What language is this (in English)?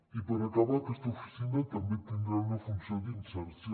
Catalan